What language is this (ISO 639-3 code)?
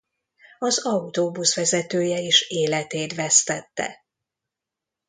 hun